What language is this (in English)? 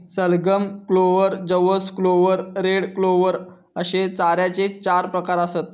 Marathi